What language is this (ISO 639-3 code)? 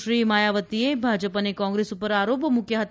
guj